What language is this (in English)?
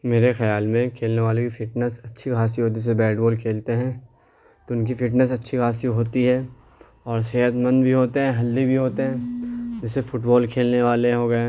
Urdu